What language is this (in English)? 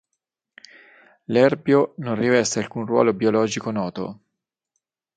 Italian